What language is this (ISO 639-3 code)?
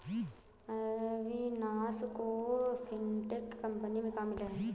hin